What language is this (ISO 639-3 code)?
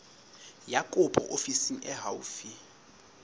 sot